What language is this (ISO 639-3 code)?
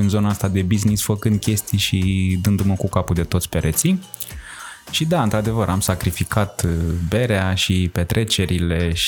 ron